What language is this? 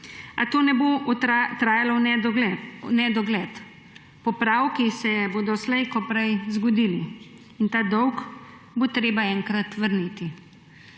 Slovenian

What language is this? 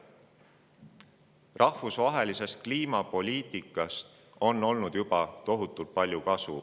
Estonian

